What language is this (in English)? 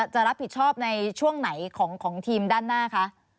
Thai